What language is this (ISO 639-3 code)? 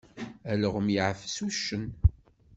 kab